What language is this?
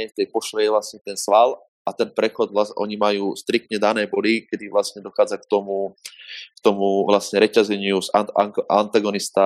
Slovak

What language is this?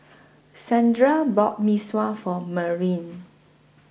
English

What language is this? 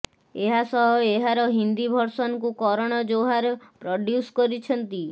Odia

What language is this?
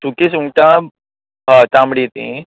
Konkani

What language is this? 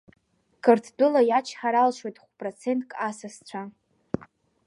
Abkhazian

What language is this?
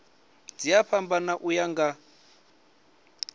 Venda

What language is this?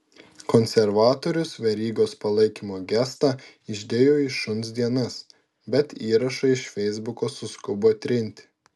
Lithuanian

